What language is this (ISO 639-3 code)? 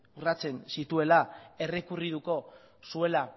eus